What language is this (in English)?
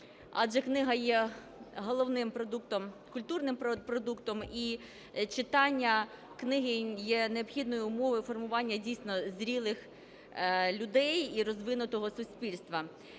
Ukrainian